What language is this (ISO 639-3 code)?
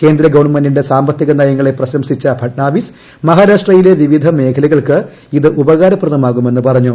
mal